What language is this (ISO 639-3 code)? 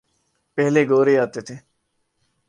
urd